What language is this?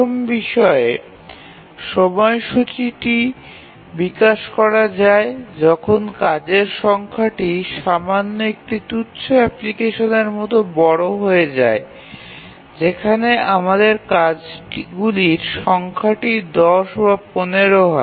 Bangla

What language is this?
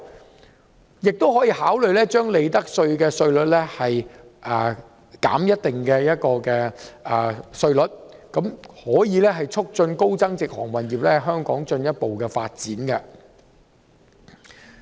Cantonese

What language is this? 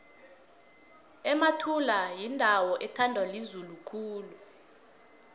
South Ndebele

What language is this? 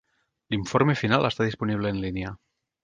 Catalan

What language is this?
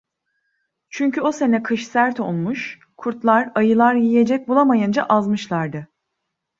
Turkish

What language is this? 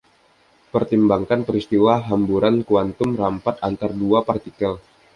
Indonesian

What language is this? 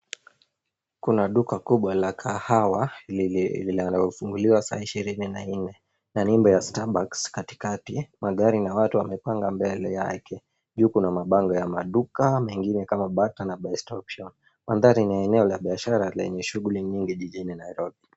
Swahili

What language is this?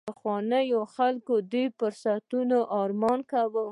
Pashto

